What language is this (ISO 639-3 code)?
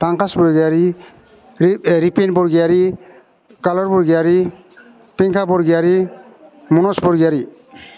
brx